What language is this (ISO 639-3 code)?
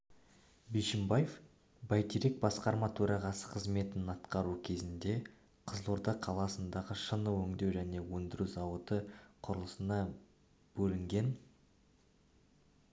kaz